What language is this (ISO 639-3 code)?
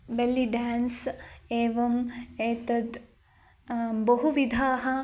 san